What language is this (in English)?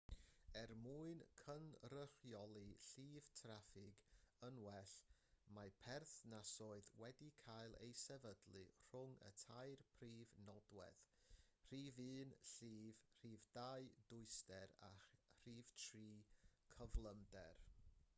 Welsh